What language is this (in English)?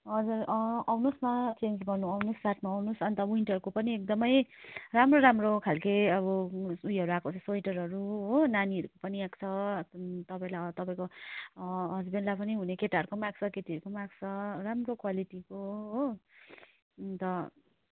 Nepali